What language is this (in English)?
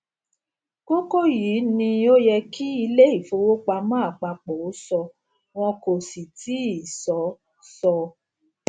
Yoruba